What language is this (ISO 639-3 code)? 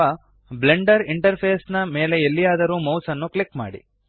kan